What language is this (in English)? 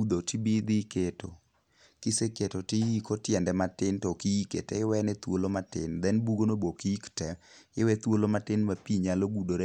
Luo (Kenya and Tanzania)